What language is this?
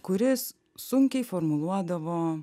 Lithuanian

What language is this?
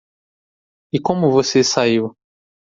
Portuguese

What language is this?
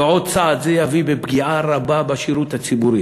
Hebrew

